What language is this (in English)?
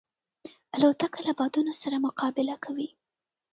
Pashto